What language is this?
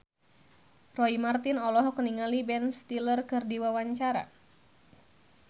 Sundanese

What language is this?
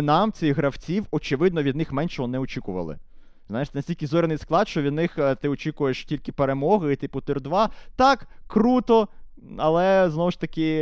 Ukrainian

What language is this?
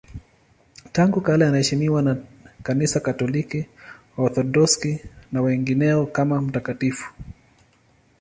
Swahili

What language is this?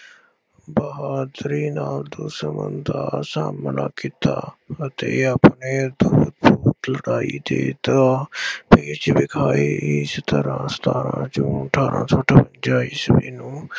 Punjabi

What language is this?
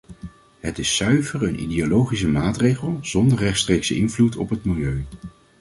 Dutch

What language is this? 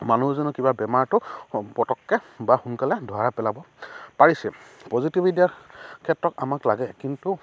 Assamese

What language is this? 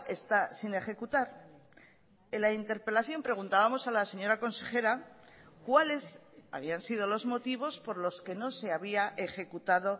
Spanish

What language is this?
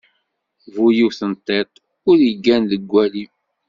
Kabyle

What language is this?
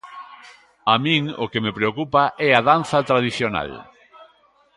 Galician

